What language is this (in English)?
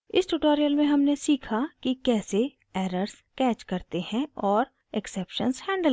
Hindi